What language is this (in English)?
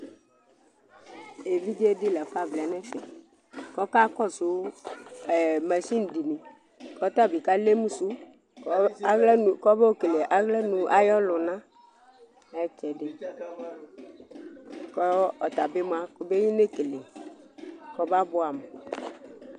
Ikposo